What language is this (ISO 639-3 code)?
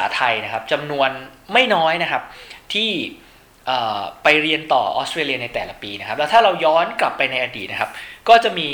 tha